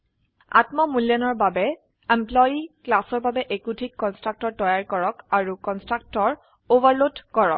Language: Assamese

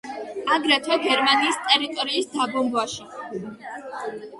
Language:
Georgian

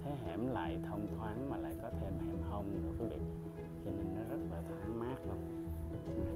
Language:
Vietnamese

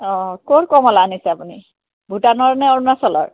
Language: Assamese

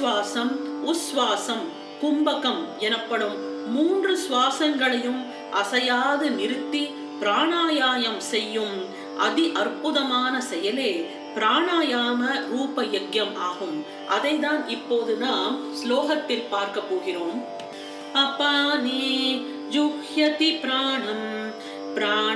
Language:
Tamil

